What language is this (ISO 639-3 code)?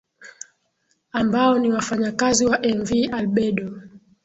swa